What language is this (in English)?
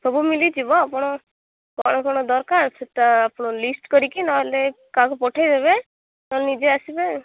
Odia